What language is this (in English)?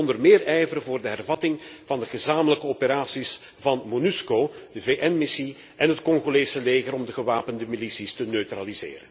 Dutch